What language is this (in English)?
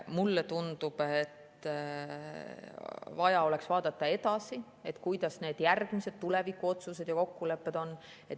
Estonian